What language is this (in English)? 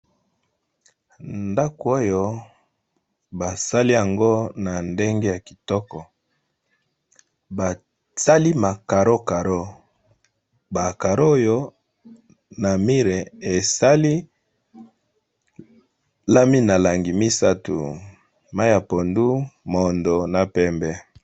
Lingala